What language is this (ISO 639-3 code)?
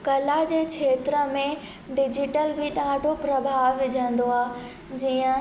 snd